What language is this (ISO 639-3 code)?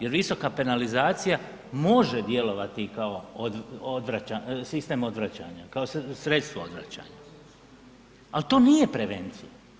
hrv